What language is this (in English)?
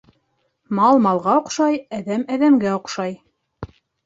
Bashkir